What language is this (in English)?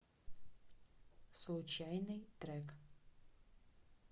Russian